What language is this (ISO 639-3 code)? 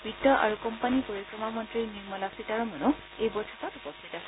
asm